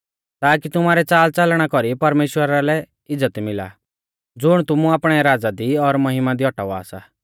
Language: Mahasu Pahari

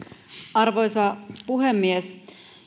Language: Finnish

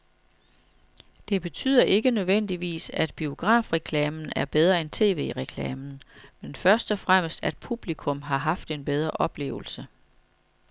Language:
Danish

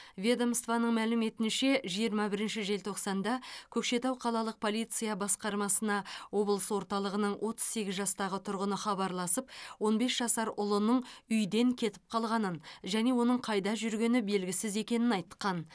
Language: Kazakh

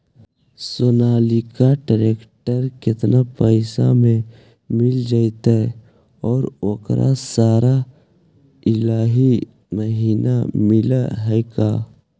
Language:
Magahi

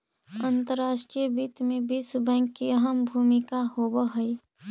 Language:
Magahi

